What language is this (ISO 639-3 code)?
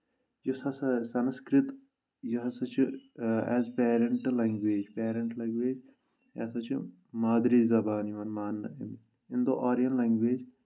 kas